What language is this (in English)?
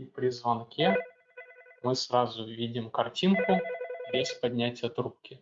Russian